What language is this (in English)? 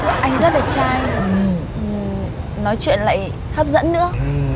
Vietnamese